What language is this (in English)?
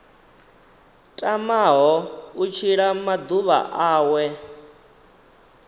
Venda